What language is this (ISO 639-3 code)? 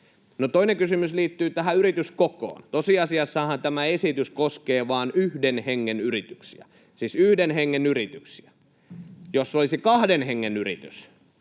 fin